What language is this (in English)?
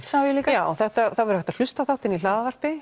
Icelandic